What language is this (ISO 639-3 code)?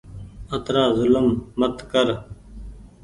gig